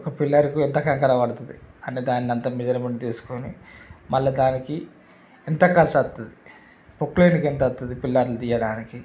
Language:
Telugu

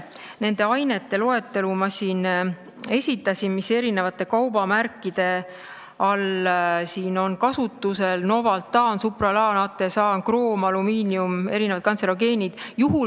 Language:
Estonian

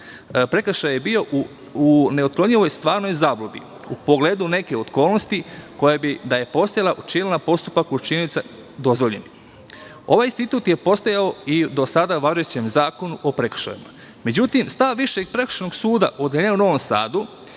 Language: Serbian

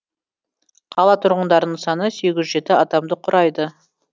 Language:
Kazakh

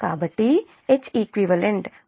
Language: Telugu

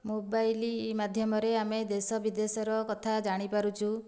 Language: Odia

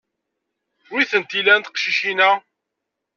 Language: Kabyle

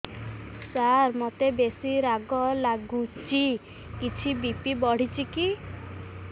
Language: Odia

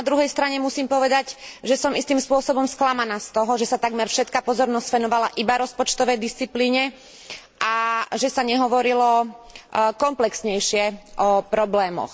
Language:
Slovak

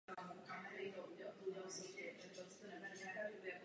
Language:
Czech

